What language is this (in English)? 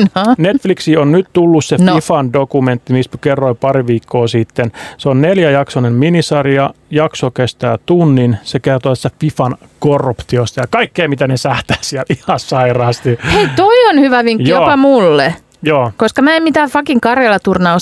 Finnish